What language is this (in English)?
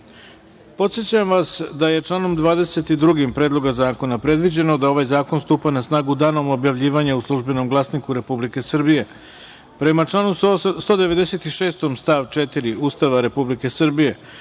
Serbian